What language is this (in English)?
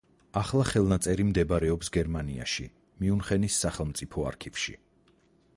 Georgian